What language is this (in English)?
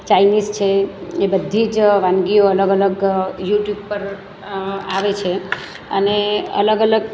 Gujarati